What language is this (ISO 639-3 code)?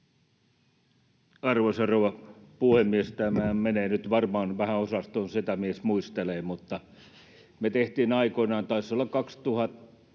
fin